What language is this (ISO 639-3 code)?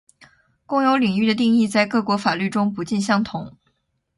zho